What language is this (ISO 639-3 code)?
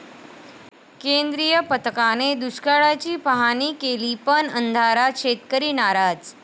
mar